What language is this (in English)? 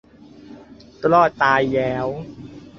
Thai